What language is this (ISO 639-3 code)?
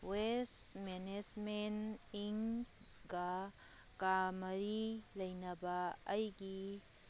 mni